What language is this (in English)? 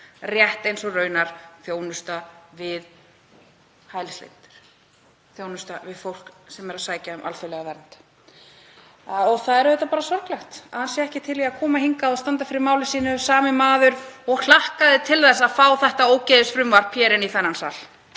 Icelandic